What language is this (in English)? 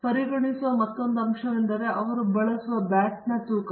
Kannada